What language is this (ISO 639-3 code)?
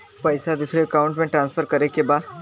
bho